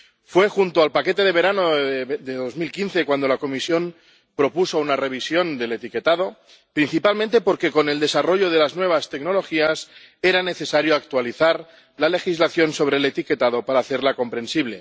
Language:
Spanish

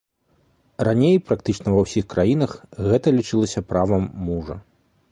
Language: Belarusian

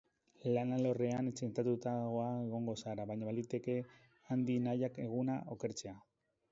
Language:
Basque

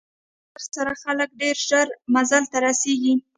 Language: Pashto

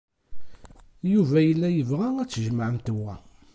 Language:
Kabyle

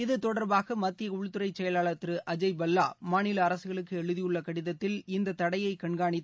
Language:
Tamil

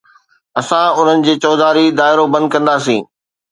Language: Sindhi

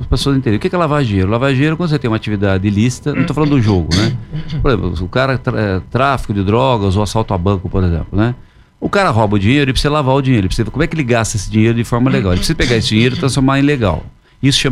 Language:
Portuguese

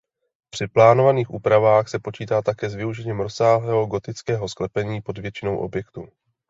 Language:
Czech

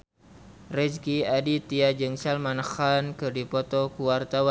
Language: Sundanese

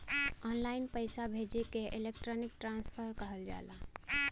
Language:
Bhojpuri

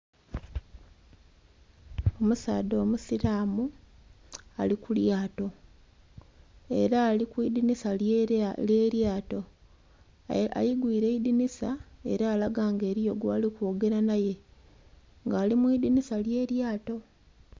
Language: Soga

